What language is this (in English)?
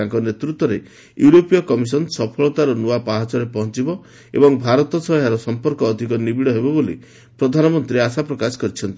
Odia